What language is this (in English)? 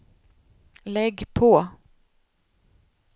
Swedish